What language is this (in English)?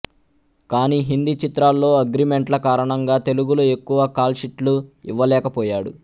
Telugu